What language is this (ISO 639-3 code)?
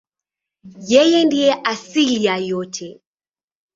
swa